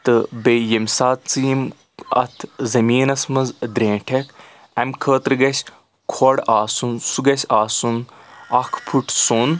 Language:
Kashmiri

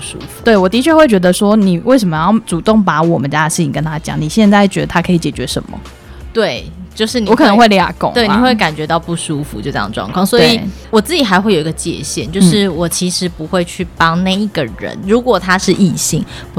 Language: Chinese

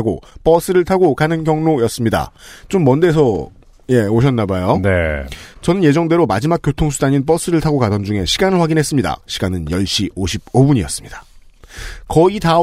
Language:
Korean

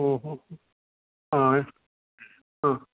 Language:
Sanskrit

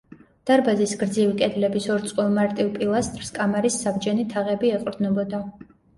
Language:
Georgian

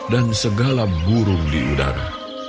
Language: Indonesian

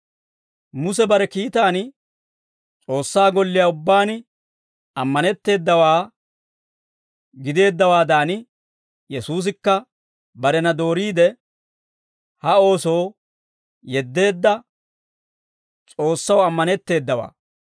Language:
Dawro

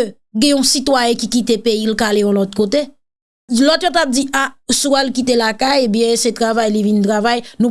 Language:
French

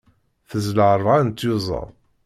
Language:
Kabyle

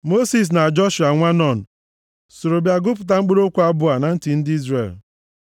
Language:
Igbo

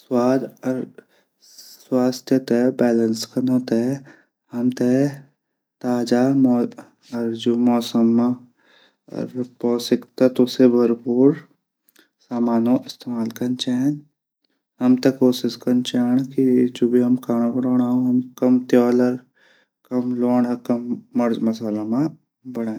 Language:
Garhwali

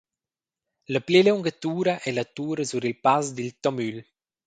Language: Romansh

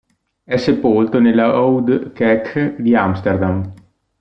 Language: Italian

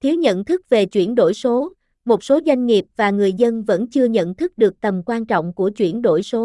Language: Vietnamese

